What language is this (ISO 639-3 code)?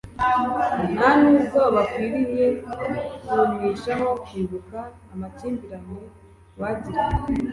kin